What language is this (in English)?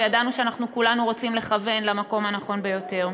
Hebrew